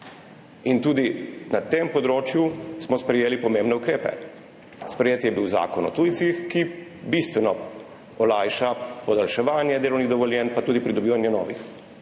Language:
Slovenian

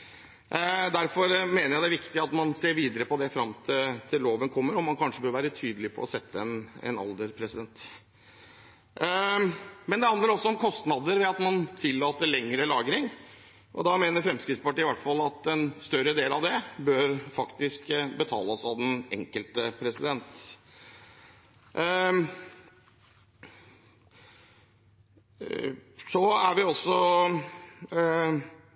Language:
Norwegian Bokmål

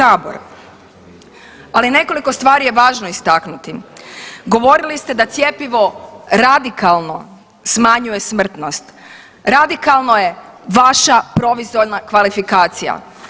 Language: Croatian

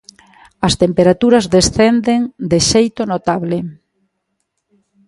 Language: Galician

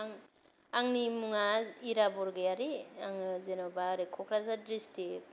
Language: Bodo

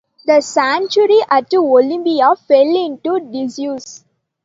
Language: English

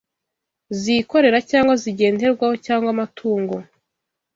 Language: Kinyarwanda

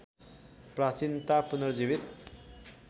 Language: Nepali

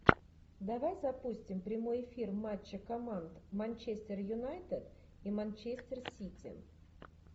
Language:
Russian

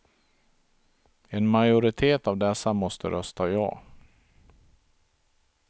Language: Swedish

